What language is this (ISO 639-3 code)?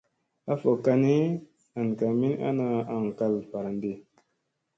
mse